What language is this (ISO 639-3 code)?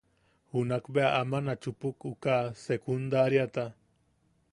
yaq